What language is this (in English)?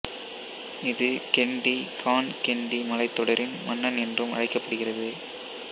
Tamil